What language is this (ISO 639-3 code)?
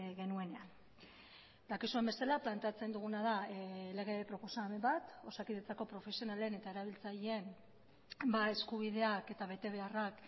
eus